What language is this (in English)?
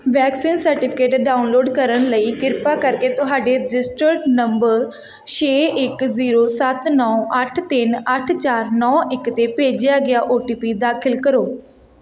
Punjabi